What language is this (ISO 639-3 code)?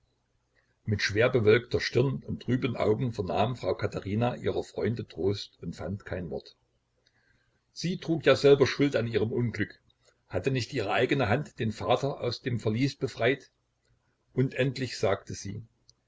deu